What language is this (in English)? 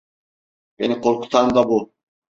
Turkish